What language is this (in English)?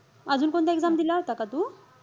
Marathi